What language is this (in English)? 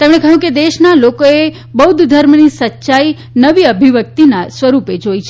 Gujarati